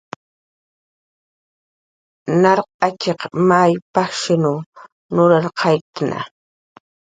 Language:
Jaqaru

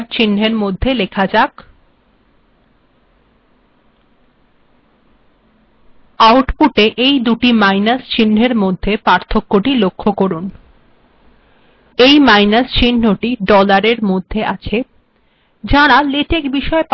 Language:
Bangla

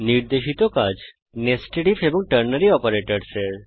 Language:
Bangla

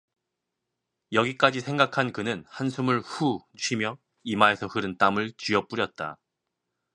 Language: Korean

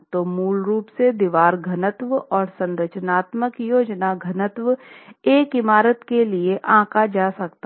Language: Hindi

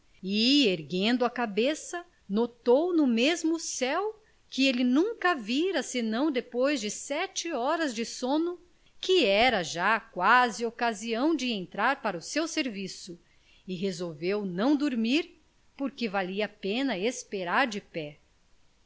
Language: Portuguese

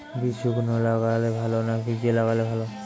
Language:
Bangla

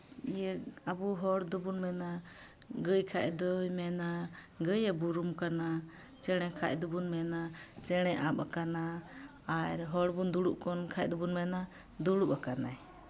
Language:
Santali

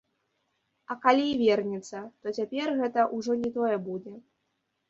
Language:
Belarusian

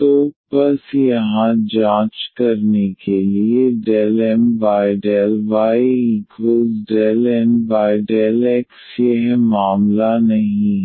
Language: Hindi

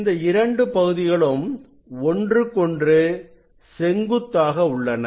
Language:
Tamil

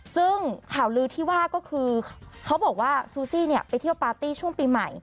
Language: Thai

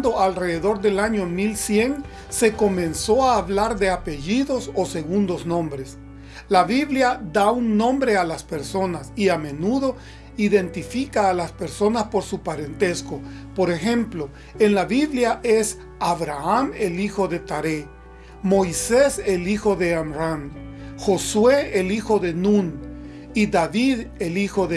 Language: Spanish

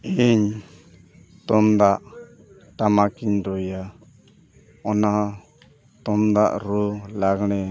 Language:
Santali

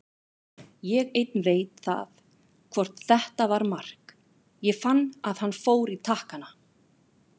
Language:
Icelandic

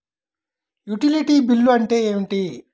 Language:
Telugu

